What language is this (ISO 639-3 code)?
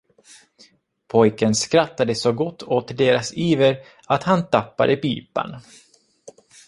swe